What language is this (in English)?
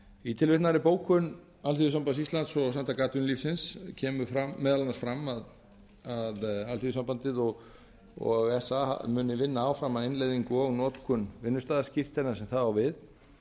Icelandic